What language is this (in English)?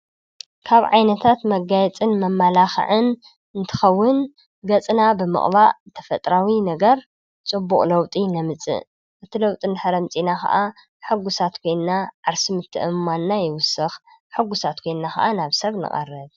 Tigrinya